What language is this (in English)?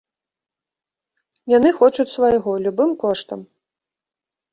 Belarusian